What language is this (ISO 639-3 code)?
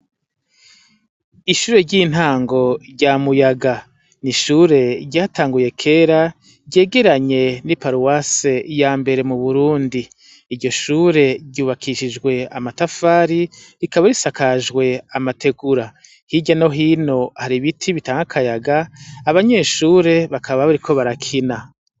run